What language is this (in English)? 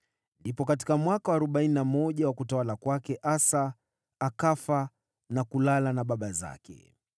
Swahili